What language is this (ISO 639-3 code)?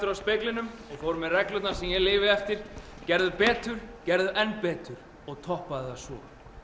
isl